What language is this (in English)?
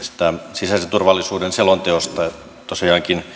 Finnish